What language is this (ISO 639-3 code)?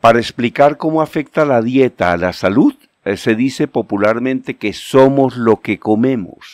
spa